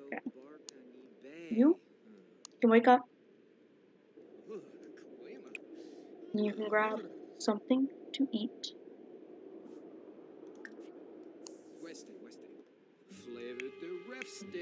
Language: English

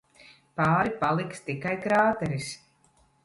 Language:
Latvian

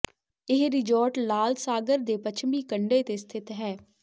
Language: Punjabi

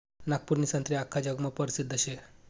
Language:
Marathi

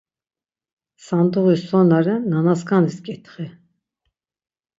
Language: Laz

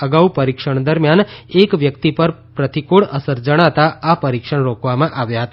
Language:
Gujarati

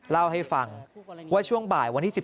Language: Thai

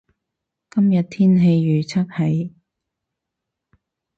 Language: Cantonese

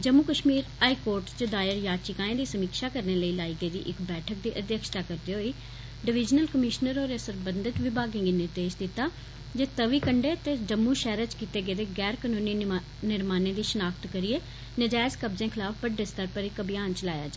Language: Dogri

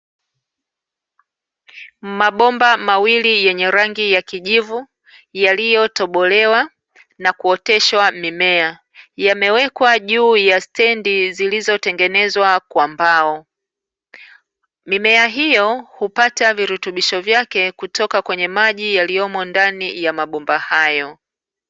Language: Swahili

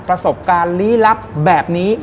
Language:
Thai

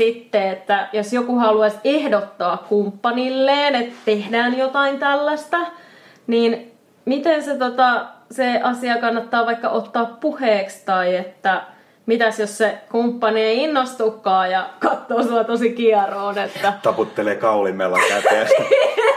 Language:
Finnish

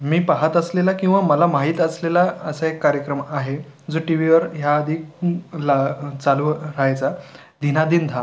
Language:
Marathi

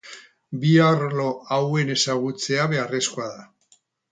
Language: Basque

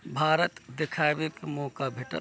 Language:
Maithili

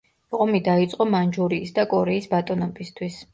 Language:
Georgian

